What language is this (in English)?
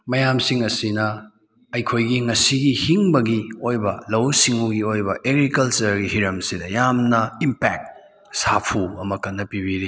Manipuri